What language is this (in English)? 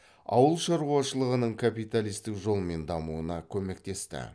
Kazakh